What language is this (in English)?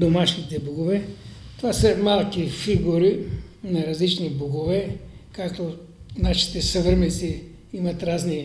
Bulgarian